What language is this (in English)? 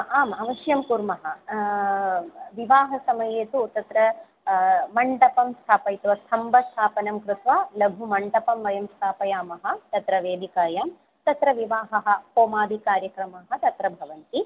Sanskrit